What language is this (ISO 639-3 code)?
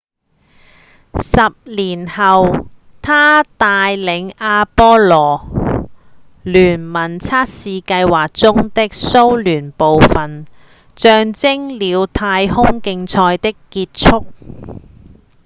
yue